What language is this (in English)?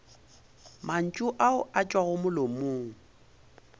Northern Sotho